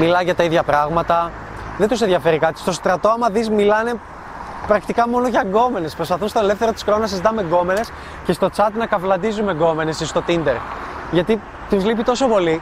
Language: Greek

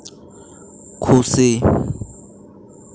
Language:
Santali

